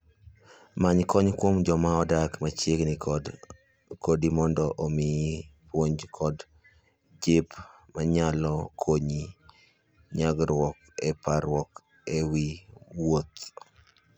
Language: Luo (Kenya and Tanzania)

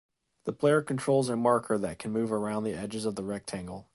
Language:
English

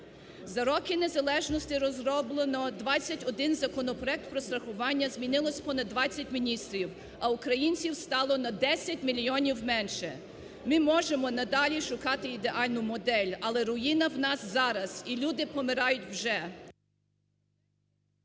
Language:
Ukrainian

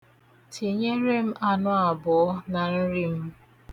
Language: Igbo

